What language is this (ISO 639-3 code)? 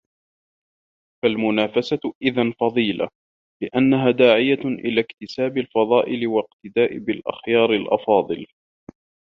ara